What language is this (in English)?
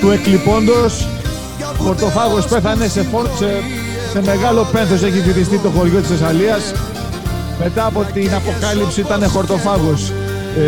Greek